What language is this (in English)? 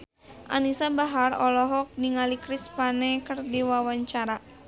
Sundanese